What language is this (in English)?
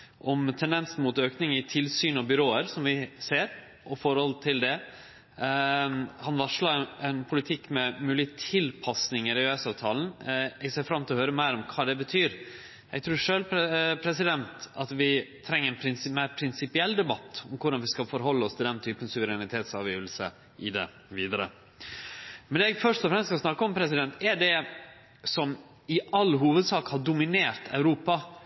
Norwegian Nynorsk